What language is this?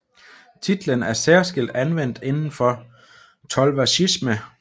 Danish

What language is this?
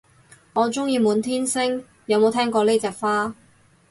Cantonese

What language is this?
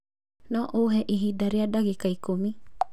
Kikuyu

